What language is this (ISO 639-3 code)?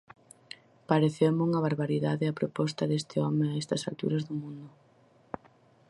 glg